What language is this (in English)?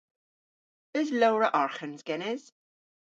Cornish